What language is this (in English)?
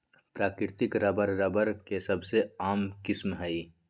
Magahi